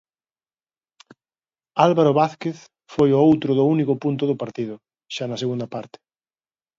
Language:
Galician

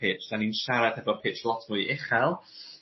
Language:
Welsh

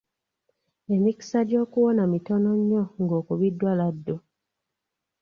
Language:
Ganda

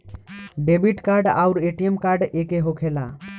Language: Bhojpuri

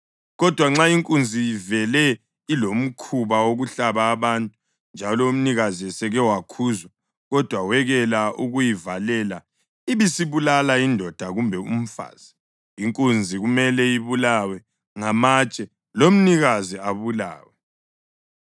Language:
North Ndebele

